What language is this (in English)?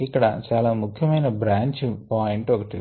Telugu